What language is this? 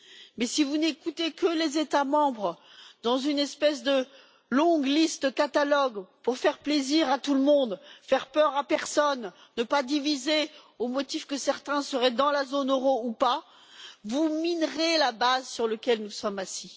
French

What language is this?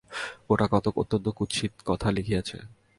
Bangla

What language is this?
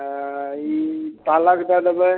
Maithili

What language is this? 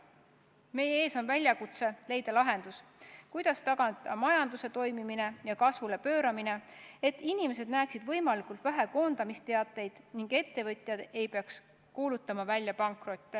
Estonian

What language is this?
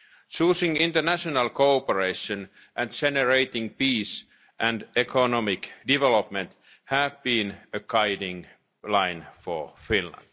English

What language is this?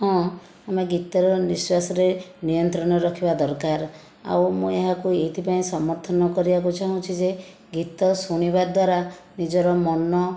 Odia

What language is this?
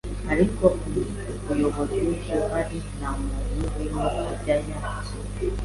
Kinyarwanda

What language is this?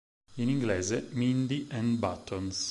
Italian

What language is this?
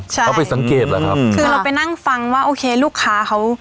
Thai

